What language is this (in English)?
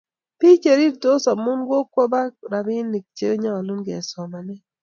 Kalenjin